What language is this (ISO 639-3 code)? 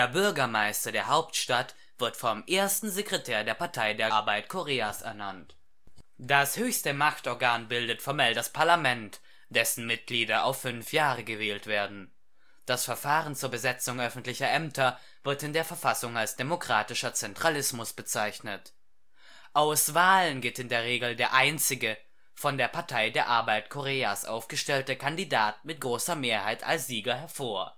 deu